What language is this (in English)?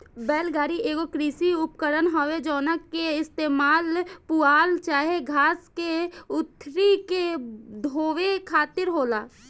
Bhojpuri